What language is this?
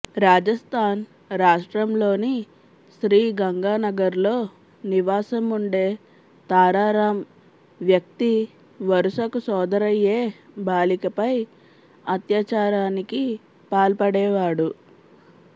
Telugu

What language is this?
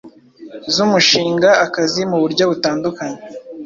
Kinyarwanda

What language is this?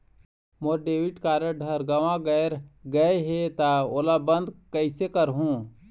Chhattisgarhi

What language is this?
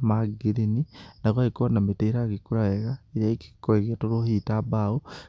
Kikuyu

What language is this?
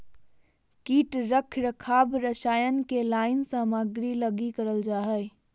Magahi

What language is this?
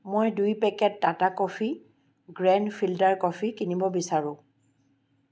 Assamese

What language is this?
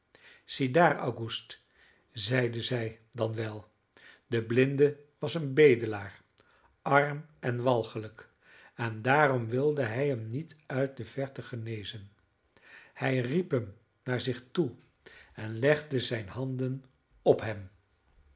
Dutch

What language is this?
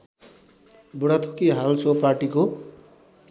Nepali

